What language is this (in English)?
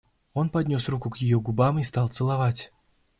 Russian